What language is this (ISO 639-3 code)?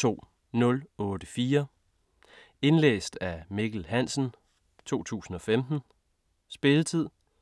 dan